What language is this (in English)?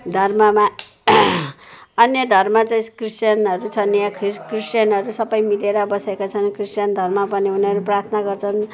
Nepali